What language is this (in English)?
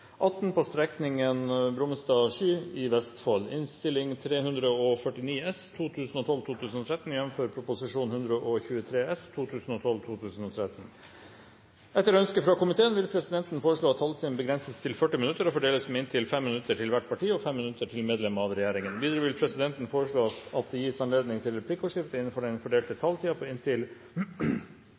Norwegian Bokmål